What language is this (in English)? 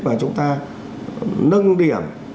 Vietnamese